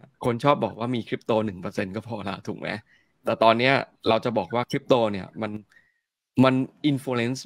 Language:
Thai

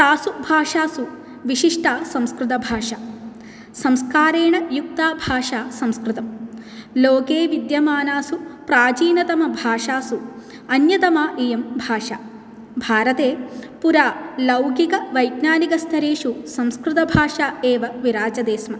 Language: Sanskrit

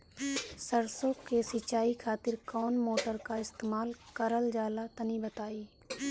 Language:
Bhojpuri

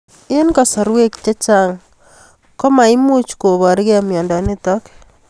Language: Kalenjin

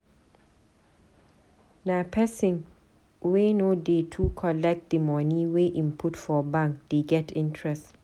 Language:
Nigerian Pidgin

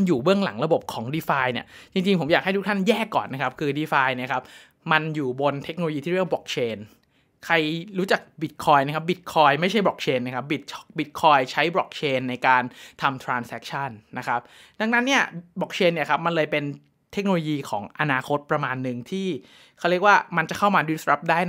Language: Thai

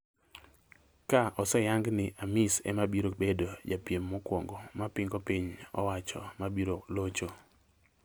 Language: Luo (Kenya and Tanzania)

